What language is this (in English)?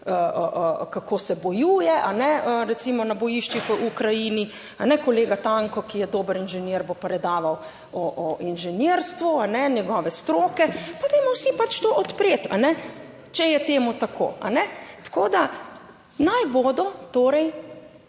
Slovenian